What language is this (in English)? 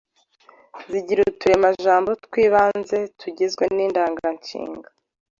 Kinyarwanda